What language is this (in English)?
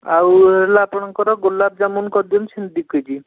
Odia